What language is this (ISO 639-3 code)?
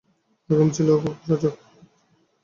ben